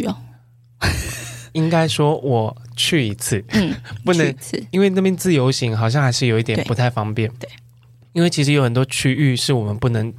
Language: Chinese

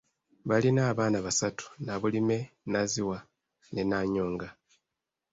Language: Ganda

